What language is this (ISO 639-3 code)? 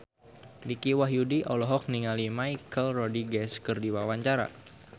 sun